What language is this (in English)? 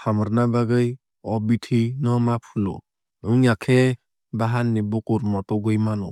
Kok Borok